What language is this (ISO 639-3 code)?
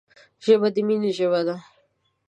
pus